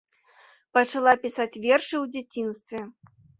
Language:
Belarusian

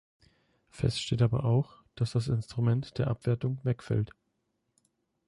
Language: German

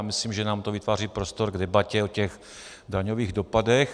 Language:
Czech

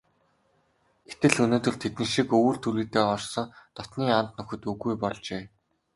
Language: Mongolian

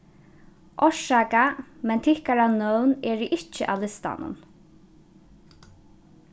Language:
Faroese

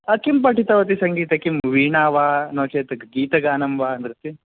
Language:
Sanskrit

